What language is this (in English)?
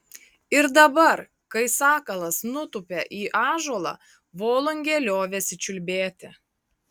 Lithuanian